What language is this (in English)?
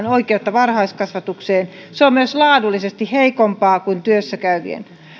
Finnish